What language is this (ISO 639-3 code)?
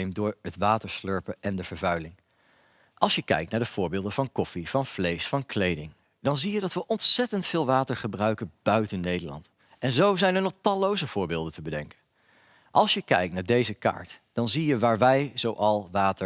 nld